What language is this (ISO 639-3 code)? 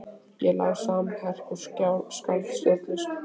isl